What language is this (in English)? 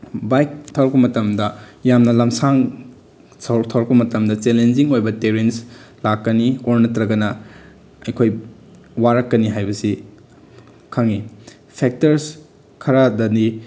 Manipuri